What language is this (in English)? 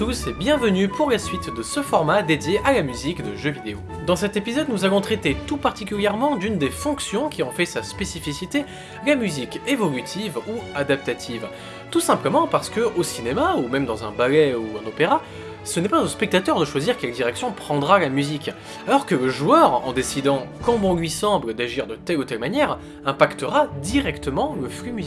French